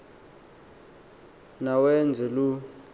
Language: Xhosa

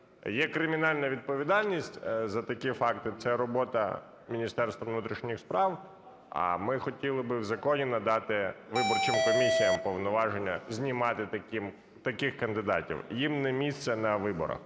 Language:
Ukrainian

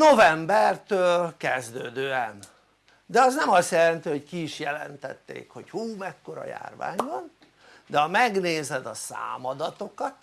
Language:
Hungarian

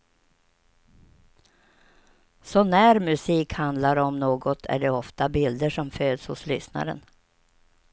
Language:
Swedish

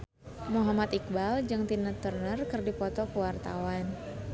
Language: Sundanese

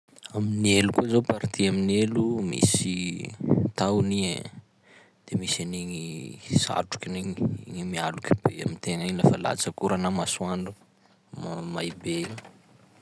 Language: Sakalava Malagasy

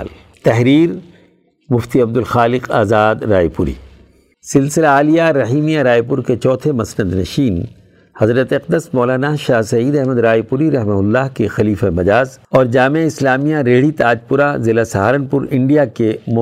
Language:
Urdu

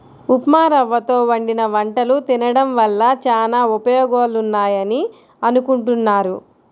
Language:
Telugu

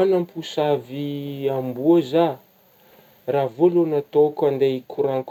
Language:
Northern Betsimisaraka Malagasy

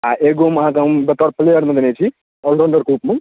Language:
Maithili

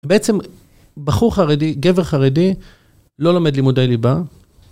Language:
Hebrew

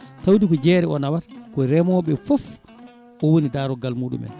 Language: Fula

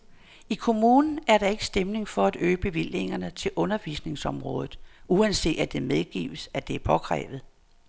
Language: Danish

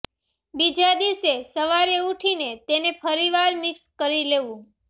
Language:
Gujarati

